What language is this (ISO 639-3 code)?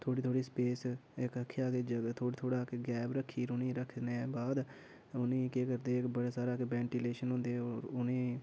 doi